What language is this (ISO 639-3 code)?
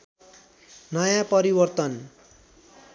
nep